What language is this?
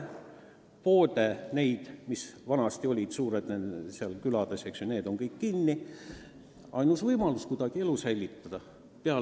Estonian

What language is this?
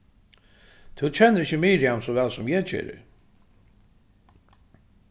Faroese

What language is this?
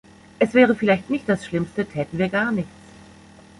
German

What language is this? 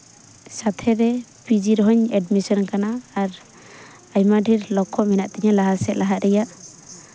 Santali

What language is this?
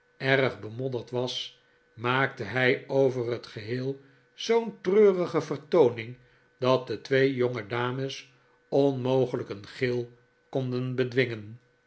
Dutch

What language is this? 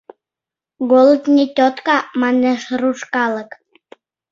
Mari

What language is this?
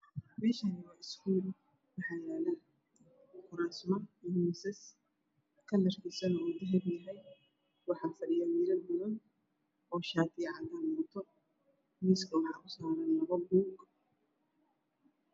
Somali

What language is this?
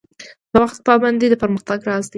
Pashto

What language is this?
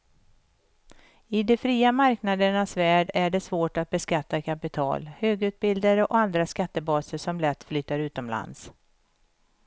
Swedish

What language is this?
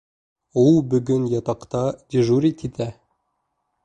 Bashkir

